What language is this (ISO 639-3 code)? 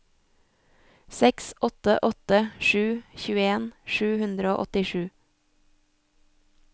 nor